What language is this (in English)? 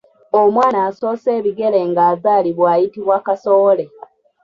Ganda